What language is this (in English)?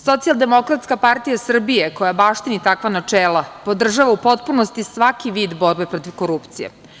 Serbian